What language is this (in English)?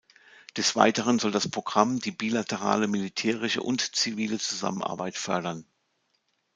German